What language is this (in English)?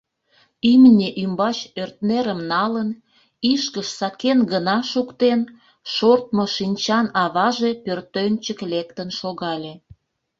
Mari